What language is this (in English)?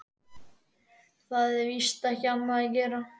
Icelandic